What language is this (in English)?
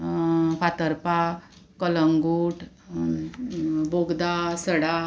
Konkani